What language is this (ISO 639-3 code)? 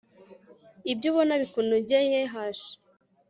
kin